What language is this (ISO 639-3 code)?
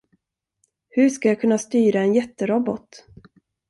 swe